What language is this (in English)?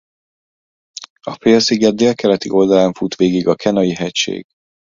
Hungarian